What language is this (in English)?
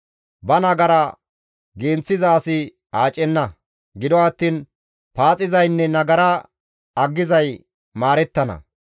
Gamo